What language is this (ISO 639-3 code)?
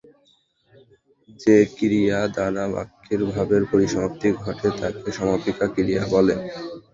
ben